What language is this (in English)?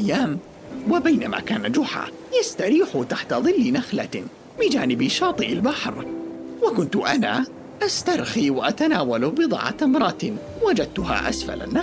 Arabic